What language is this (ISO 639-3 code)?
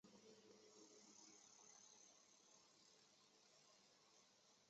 zho